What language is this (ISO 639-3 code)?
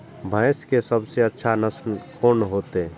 mai